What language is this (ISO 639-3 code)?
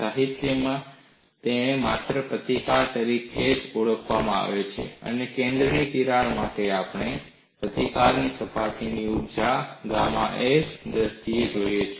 guj